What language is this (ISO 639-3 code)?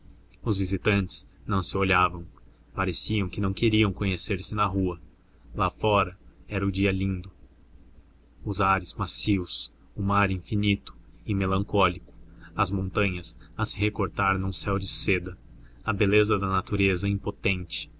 por